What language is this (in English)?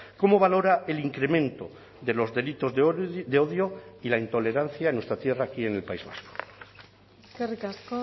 Spanish